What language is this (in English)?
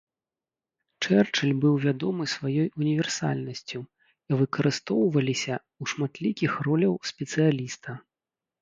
Belarusian